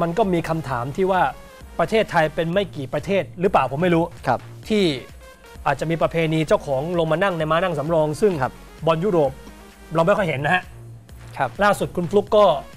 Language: Thai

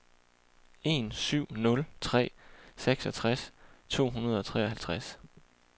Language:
Danish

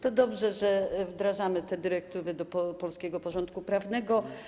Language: Polish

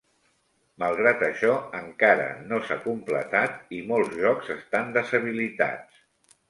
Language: Catalan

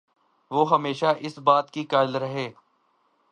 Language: Urdu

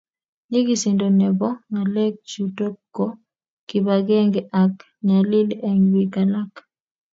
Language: Kalenjin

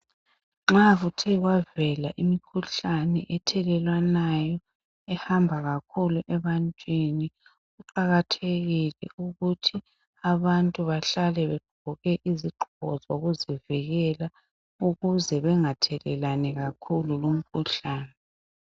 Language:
North Ndebele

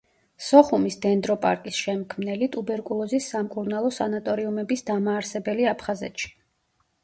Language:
Georgian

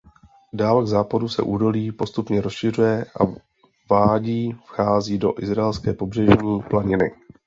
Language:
Czech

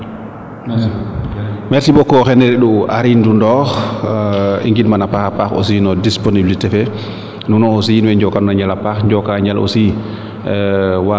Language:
Serer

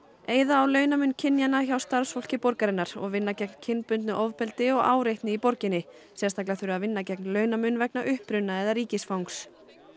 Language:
Icelandic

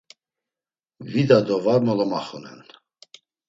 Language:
Laz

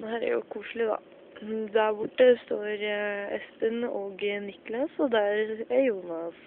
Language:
Norwegian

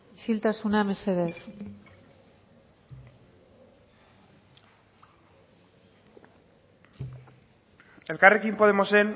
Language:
Basque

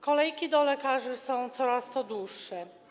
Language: Polish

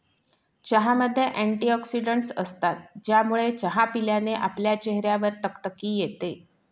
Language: Marathi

